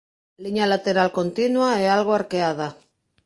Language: Galician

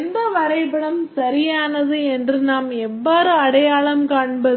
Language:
Tamil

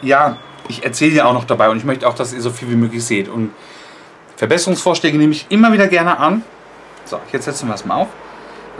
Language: German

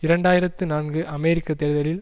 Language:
Tamil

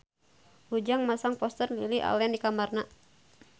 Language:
Sundanese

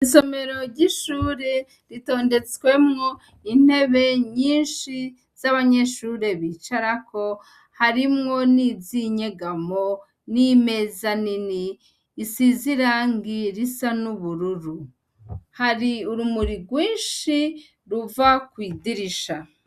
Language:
Rundi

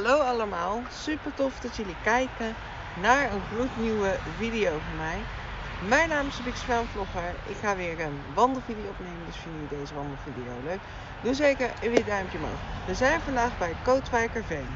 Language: Dutch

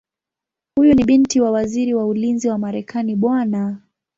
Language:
Swahili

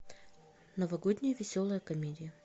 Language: Russian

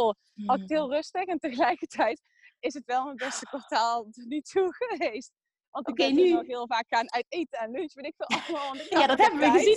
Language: Dutch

